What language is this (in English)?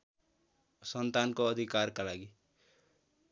Nepali